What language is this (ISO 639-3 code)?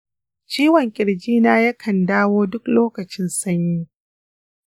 hau